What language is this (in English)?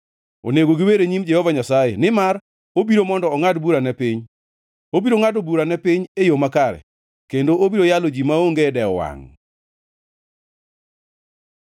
Luo (Kenya and Tanzania)